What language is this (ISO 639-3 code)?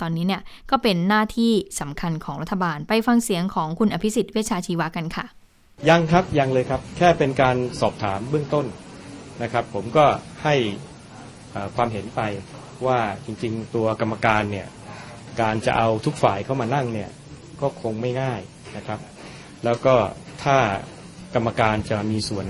tha